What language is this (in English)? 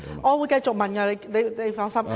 Cantonese